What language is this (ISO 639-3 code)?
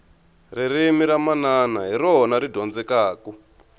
tso